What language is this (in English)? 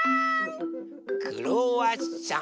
Japanese